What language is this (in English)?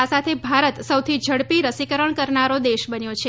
Gujarati